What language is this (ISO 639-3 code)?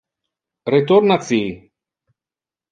ina